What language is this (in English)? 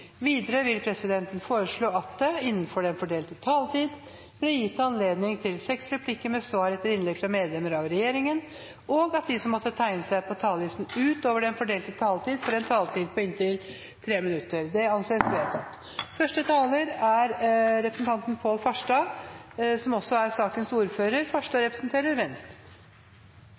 Norwegian Bokmål